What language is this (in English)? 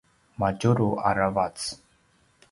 Paiwan